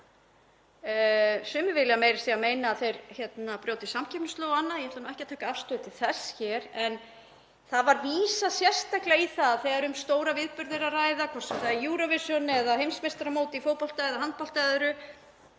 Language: Icelandic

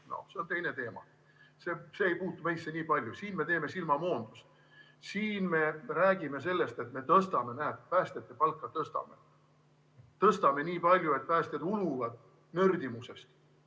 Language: Estonian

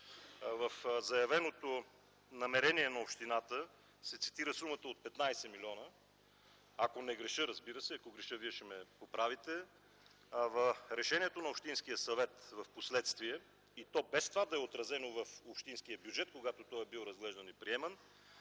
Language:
Bulgarian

